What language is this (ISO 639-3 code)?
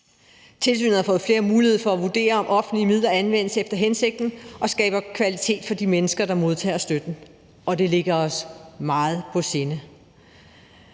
dan